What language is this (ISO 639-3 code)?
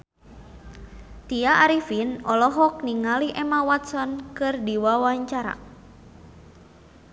sun